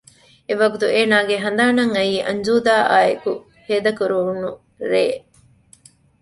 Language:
Divehi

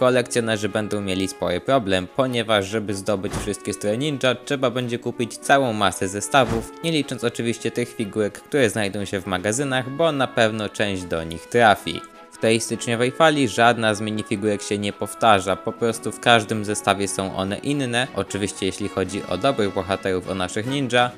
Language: Polish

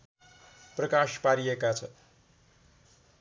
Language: Nepali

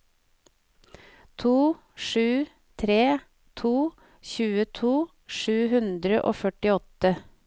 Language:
Norwegian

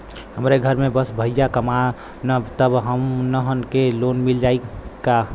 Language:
Bhojpuri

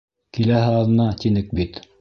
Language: Bashkir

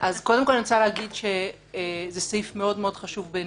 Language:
Hebrew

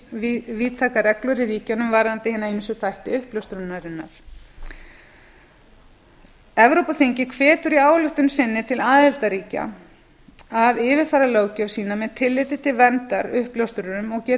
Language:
Icelandic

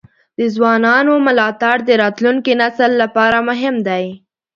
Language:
Pashto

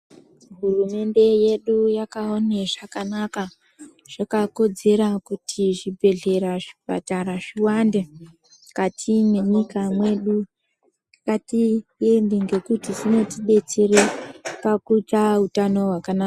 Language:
Ndau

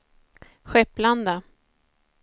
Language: Swedish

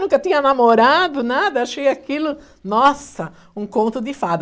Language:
Portuguese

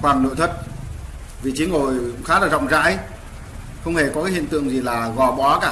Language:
Vietnamese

